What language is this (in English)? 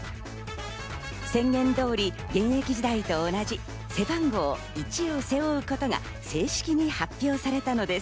Japanese